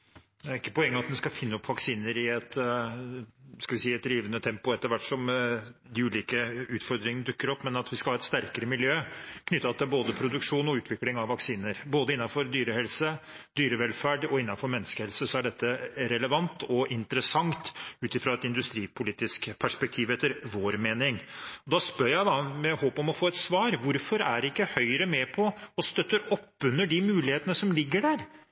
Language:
Norwegian Bokmål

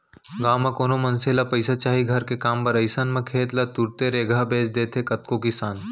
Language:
Chhattisgarhi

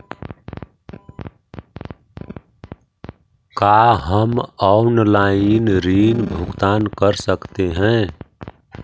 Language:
Magahi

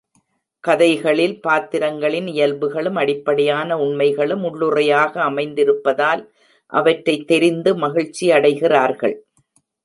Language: Tamil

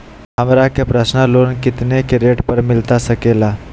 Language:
Magahi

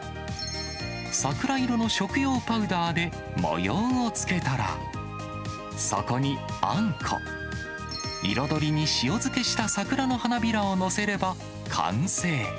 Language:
Japanese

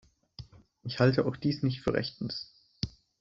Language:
German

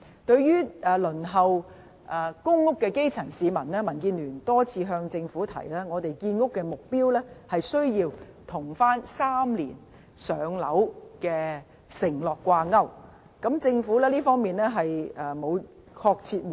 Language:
Cantonese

